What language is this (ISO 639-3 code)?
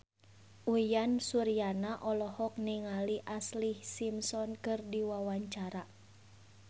sun